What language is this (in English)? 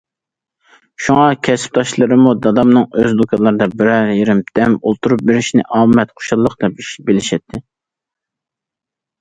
Uyghur